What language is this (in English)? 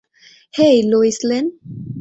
Bangla